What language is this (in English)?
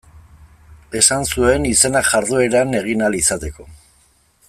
Basque